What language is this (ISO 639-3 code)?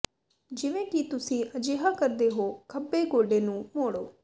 pan